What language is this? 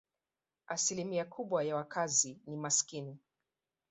Swahili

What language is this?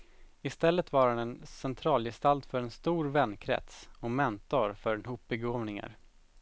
Swedish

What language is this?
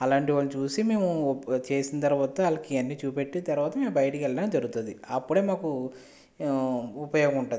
Telugu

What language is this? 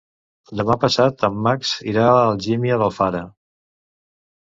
Catalan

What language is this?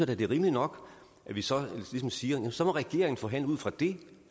Danish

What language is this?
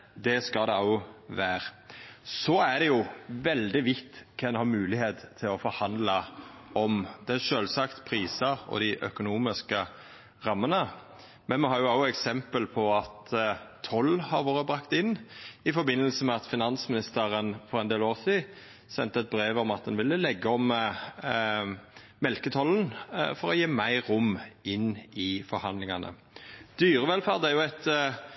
Norwegian Nynorsk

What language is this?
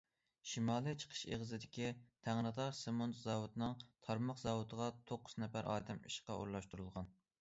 Uyghur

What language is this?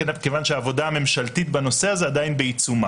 Hebrew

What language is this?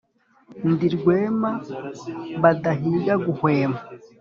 Kinyarwanda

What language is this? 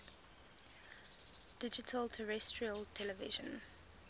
English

